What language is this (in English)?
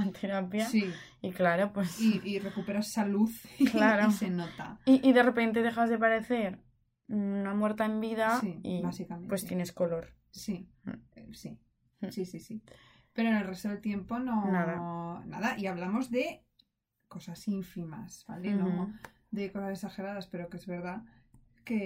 Spanish